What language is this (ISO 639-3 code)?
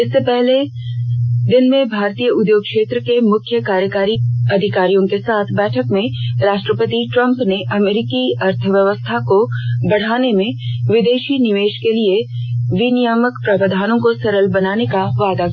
hin